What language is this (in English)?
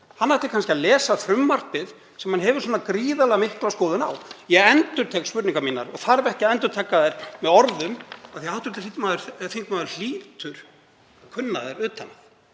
Icelandic